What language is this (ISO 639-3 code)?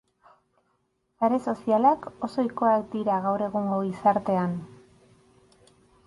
eus